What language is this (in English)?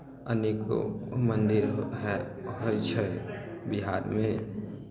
Maithili